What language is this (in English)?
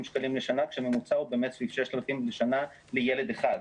Hebrew